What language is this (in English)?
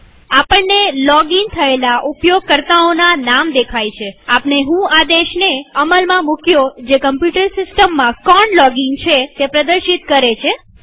Gujarati